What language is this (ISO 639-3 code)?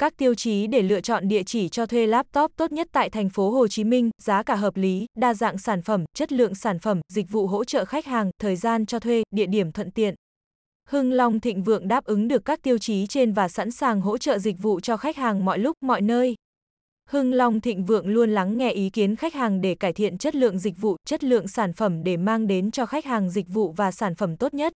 vie